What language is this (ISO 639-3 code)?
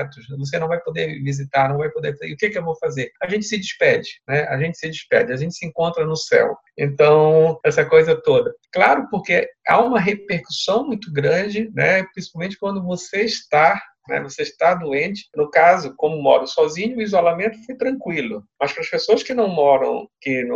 por